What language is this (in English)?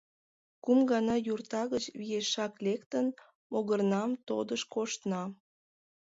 Mari